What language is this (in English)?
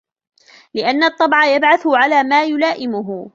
Arabic